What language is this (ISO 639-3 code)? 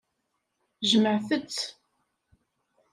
kab